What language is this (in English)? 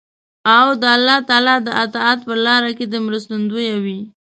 Pashto